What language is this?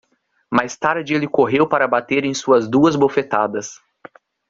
Portuguese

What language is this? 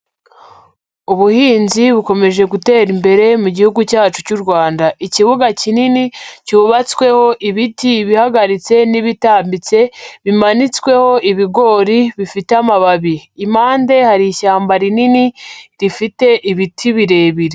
Kinyarwanda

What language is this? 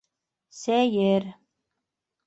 Bashkir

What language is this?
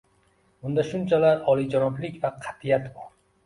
Uzbek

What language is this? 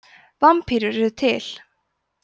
Icelandic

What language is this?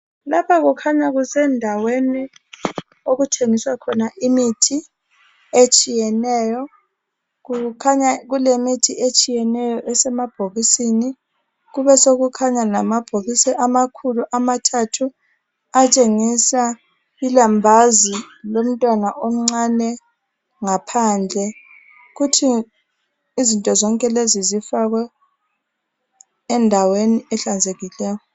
North Ndebele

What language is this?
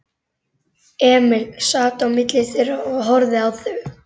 Icelandic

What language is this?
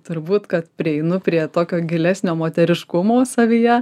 Lithuanian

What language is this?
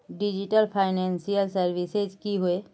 Magahi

